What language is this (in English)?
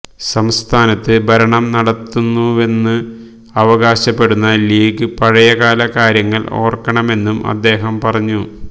Malayalam